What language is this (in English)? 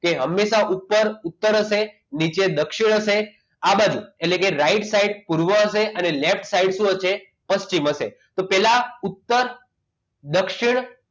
Gujarati